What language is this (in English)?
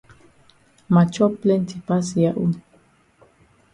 Cameroon Pidgin